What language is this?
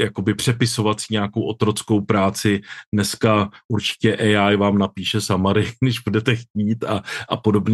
Czech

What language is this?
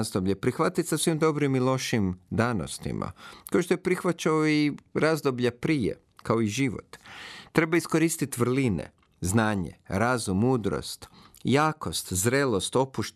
Croatian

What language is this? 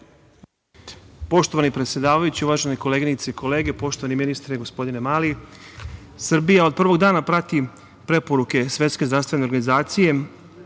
Serbian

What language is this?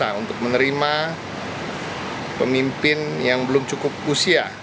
Indonesian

